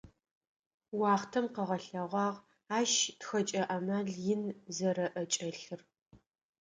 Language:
Adyghe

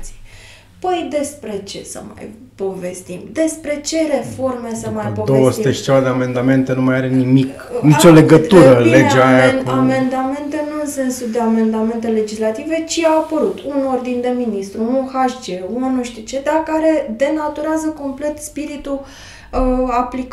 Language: Romanian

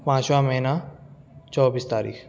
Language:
Urdu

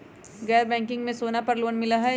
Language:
Magahi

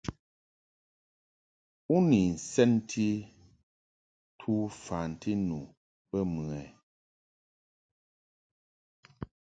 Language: Mungaka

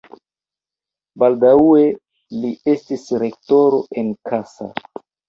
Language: Esperanto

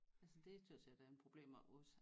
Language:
Danish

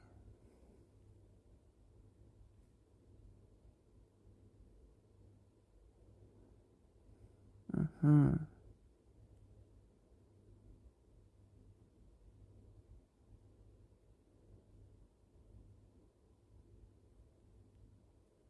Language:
Korean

